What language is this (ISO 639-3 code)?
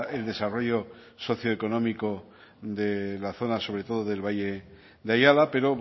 spa